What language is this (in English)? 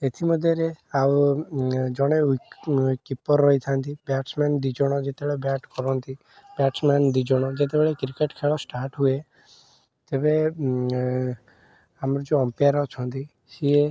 Odia